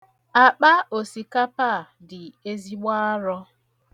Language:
Igbo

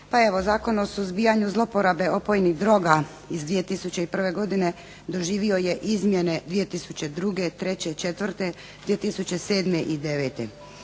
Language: Croatian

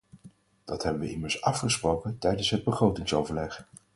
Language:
Dutch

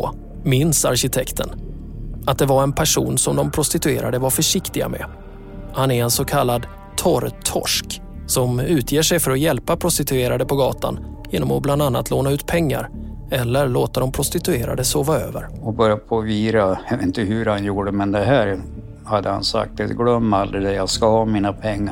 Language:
Swedish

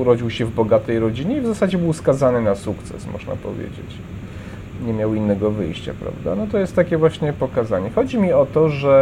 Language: Polish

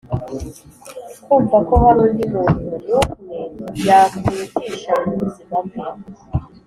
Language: Kinyarwanda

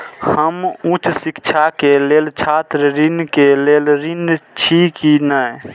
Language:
Maithili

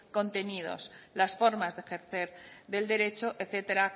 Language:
Spanish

